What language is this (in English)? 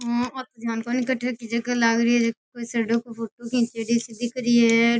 Rajasthani